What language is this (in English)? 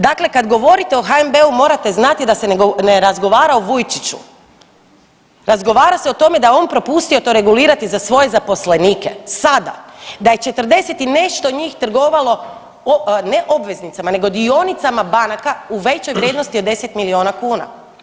Croatian